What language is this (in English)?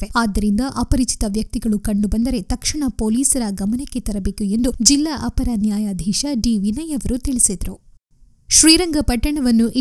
Kannada